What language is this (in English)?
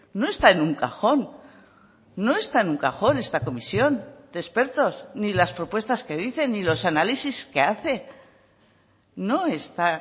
Spanish